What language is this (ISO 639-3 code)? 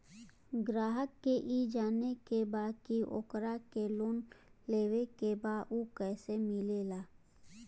bho